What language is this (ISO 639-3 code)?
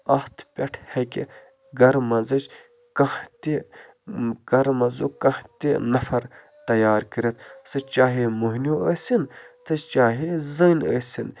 kas